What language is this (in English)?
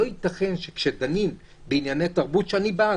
Hebrew